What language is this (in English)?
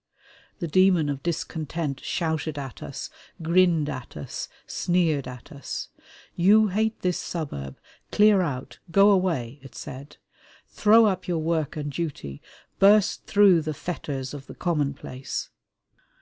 English